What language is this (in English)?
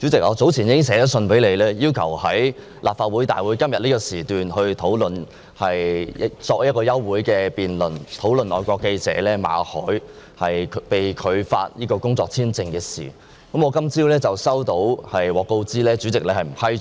Cantonese